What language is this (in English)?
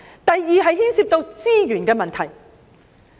Cantonese